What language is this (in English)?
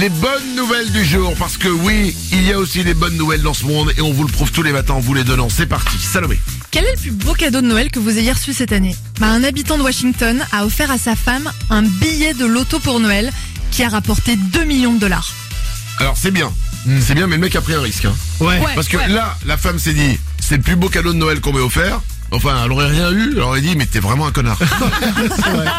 French